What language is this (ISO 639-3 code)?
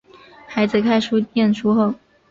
zho